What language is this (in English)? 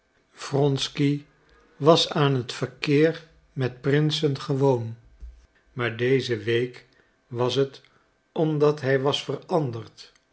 Dutch